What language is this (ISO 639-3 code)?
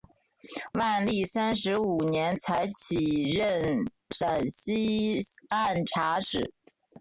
zho